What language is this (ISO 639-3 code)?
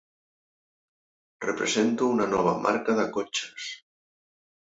cat